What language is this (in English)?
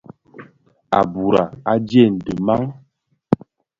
Bafia